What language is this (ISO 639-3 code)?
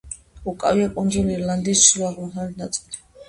kat